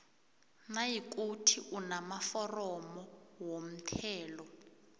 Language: South Ndebele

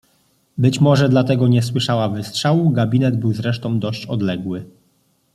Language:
Polish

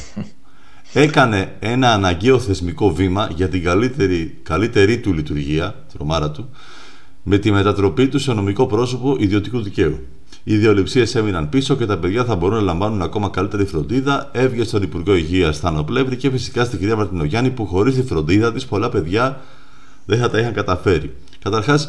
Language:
Greek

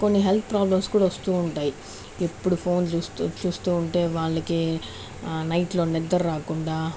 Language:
Telugu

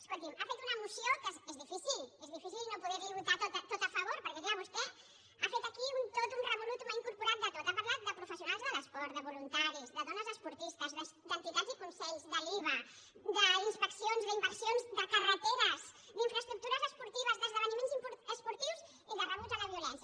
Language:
Catalan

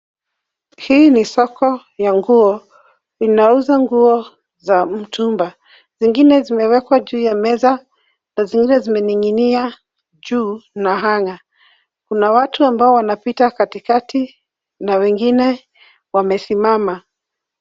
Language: Swahili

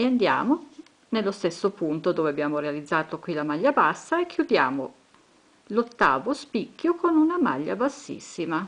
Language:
Italian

